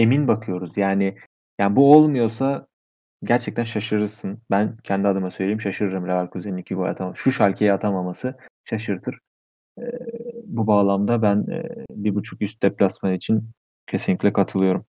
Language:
Turkish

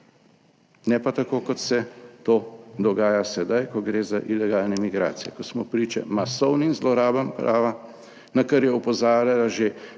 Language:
Slovenian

